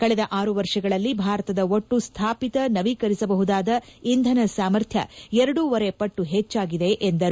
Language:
Kannada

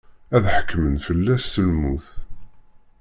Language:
Kabyle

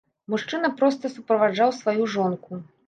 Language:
Belarusian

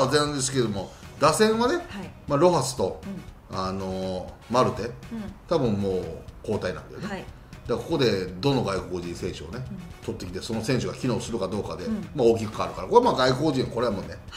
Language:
Japanese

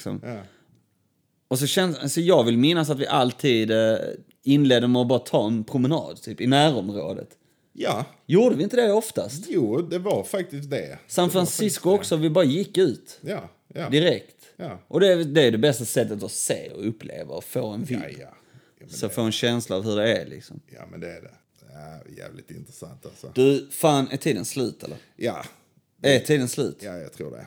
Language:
Swedish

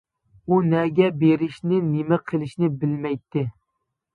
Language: Uyghur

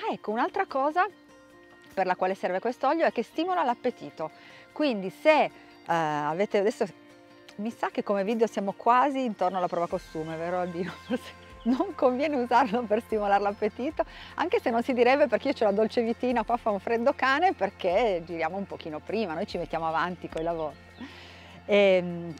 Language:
Italian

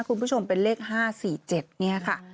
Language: Thai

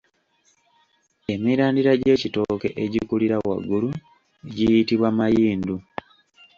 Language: Ganda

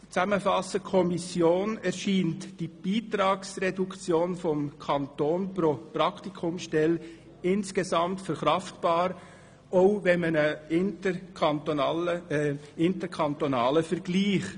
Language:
Swiss German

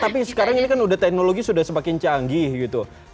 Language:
Indonesian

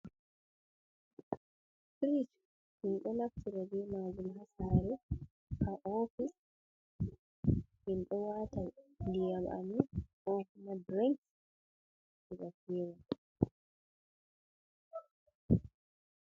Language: Fula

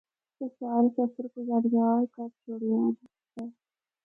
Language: Northern Hindko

